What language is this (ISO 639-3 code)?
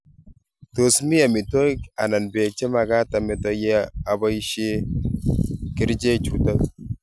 kln